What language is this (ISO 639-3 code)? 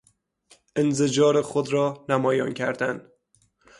fas